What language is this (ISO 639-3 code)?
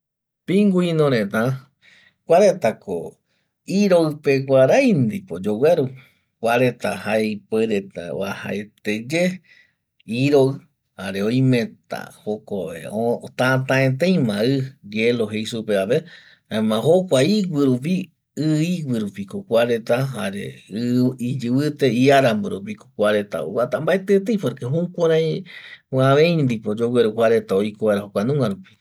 gui